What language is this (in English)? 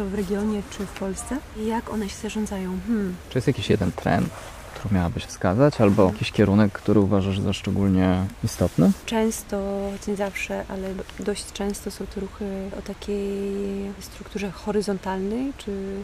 Polish